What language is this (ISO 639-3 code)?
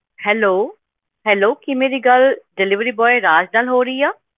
pan